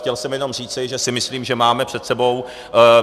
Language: Czech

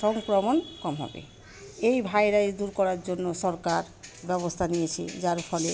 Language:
Bangla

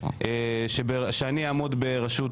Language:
Hebrew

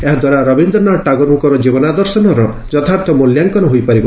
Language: Odia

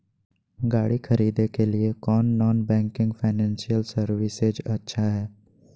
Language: Magahi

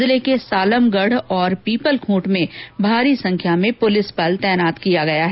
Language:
Hindi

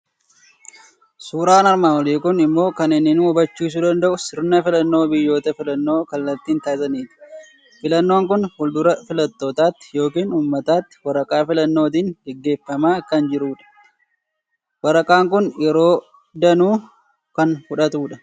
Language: Oromo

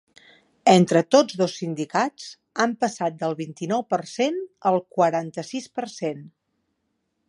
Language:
Catalan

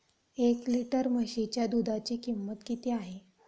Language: Marathi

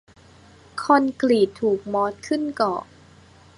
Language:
Thai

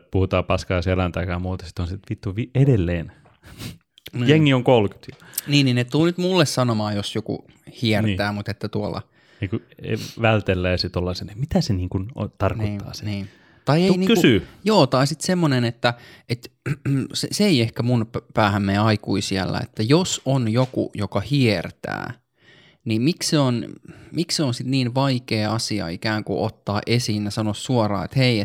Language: Finnish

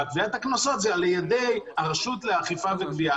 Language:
Hebrew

